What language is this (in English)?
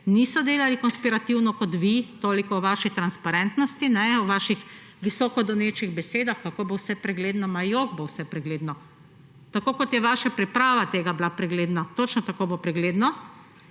Slovenian